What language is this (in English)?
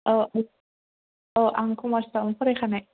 Bodo